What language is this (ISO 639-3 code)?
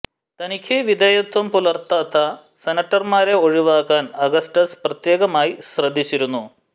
mal